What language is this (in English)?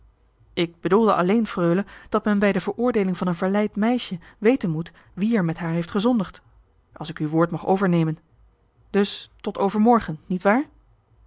Dutch